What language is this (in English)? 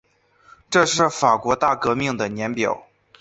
Chinese